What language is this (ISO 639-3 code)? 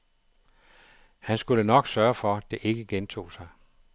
dan